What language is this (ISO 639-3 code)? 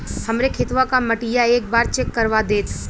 bho